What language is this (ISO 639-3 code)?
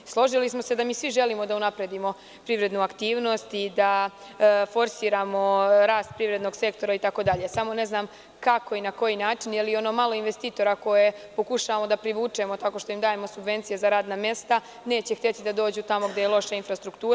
srp